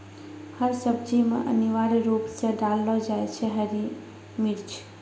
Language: Maithili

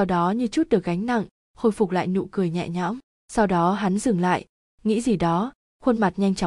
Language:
Vietnamese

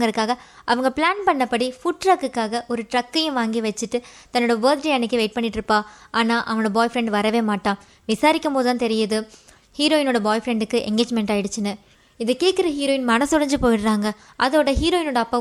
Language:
Tamil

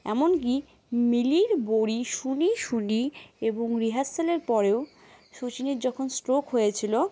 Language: Bangla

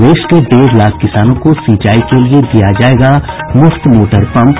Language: Hindi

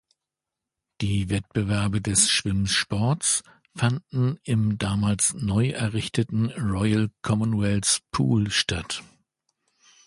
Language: German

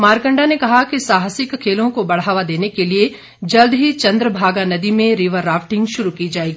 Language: Hindi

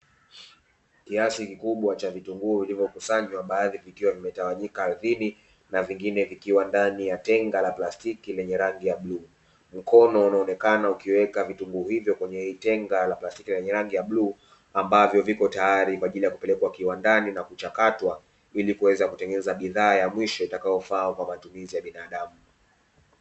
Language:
Swahili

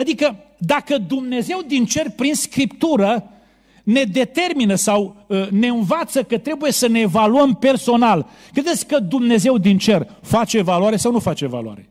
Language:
Romanian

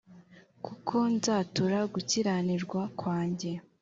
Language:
Kinyarwanda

